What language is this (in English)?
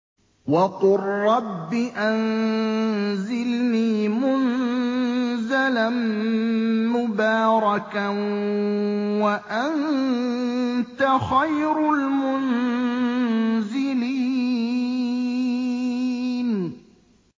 Arabic